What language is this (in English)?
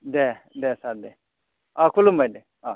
Bodo